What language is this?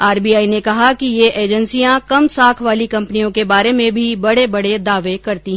Hindi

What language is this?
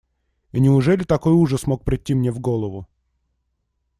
Russian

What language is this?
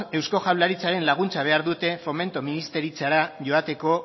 Basque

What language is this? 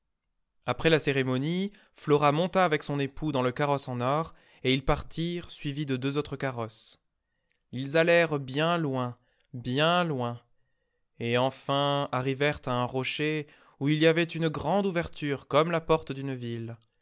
French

